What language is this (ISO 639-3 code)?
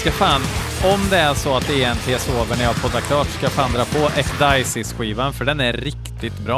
swe